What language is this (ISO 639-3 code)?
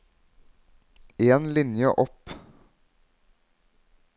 nor